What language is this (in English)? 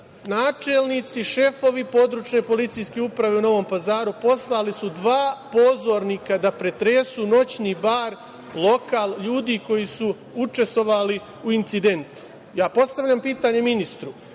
Serbian